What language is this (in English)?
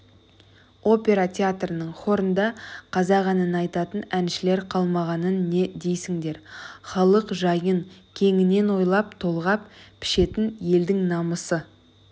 Kazakh